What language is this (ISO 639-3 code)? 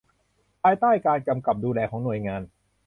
tha